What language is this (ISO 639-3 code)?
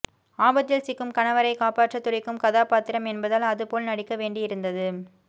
tam